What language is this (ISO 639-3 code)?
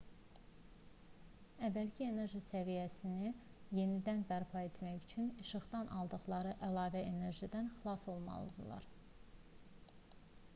aze